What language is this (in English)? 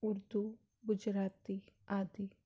Punjabi